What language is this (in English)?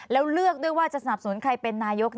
Thai